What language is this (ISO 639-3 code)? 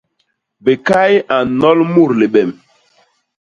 bas